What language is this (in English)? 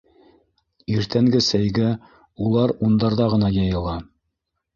Bashkir